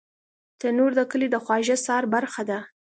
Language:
Pashto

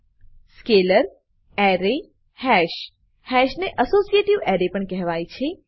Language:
Gujarati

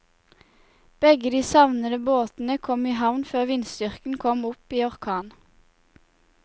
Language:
Norwegian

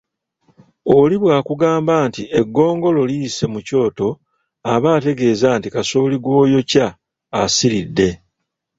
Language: Ganda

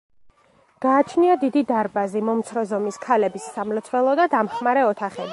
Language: Georgian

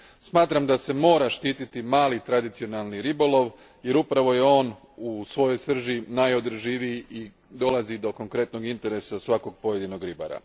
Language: Croatian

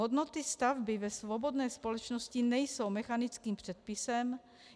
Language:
Czech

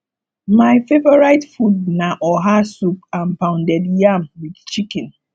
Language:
Nigerian Pidgin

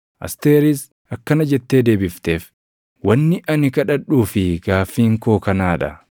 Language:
Oromo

